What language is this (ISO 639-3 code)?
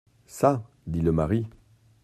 fra